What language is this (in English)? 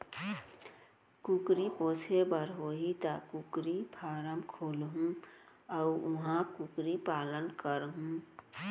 Chhattisgarhi